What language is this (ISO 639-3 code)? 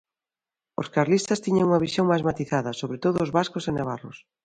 glg